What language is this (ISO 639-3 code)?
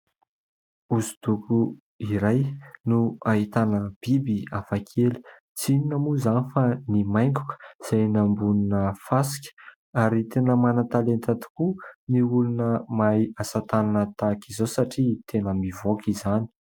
mlg